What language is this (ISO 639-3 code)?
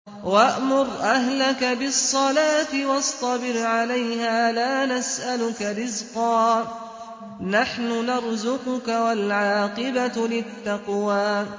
ara